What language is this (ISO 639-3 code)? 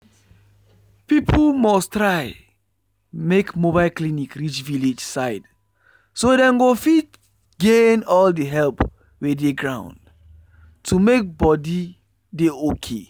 pcm